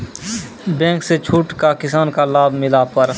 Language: Maithili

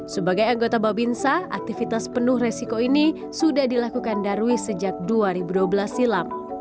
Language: Indonesian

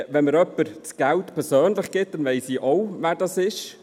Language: Swiss German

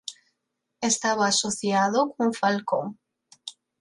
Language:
Galician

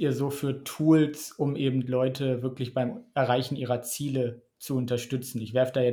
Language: German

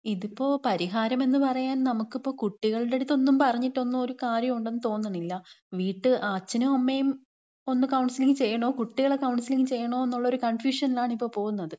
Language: Malayalam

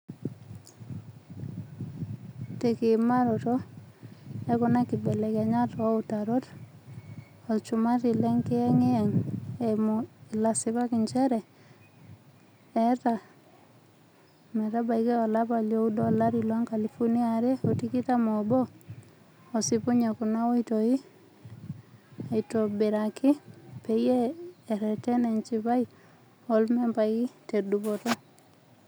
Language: Masai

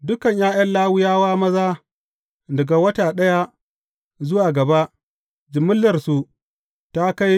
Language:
Hausa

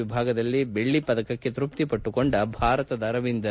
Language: Kannada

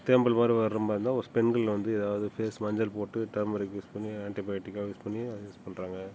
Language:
Tamil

